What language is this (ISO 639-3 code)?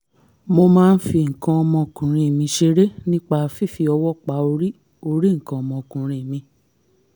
yor